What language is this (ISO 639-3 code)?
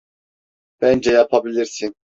tur